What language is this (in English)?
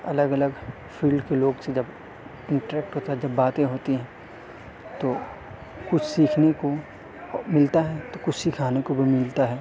Urdu